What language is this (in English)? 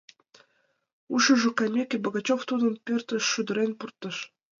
Mari